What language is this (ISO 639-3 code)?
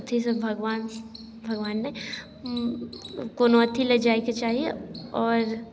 mai